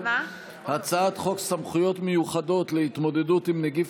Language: Hebrew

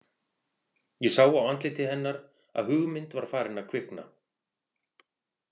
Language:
Icelandic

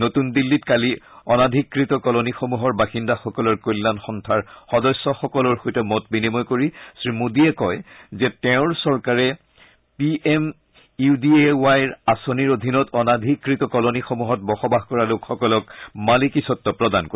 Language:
Assamese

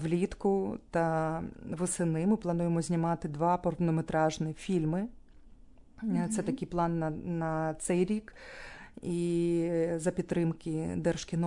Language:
Ukrainian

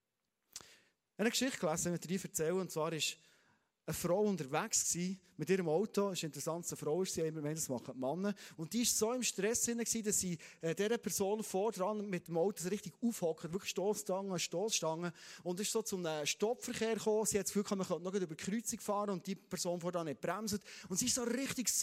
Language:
German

